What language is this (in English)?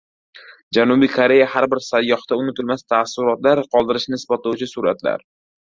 Uzbek